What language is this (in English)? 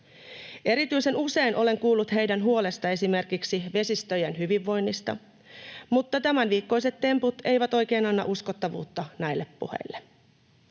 Finnish